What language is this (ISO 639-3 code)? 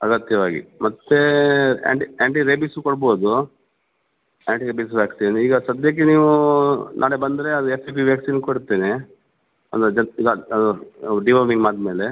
kan